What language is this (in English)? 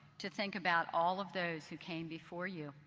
English